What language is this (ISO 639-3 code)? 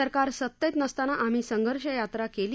mar